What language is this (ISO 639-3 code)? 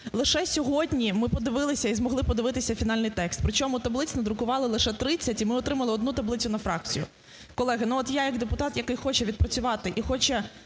ukr